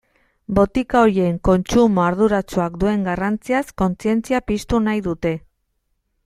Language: Basque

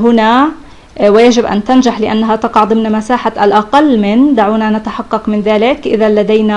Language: Arabic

